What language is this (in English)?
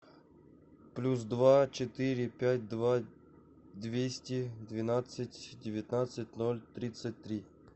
Russian